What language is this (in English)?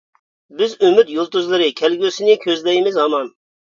Uyghur